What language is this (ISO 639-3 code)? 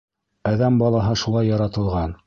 bak